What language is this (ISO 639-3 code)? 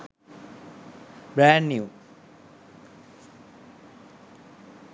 sin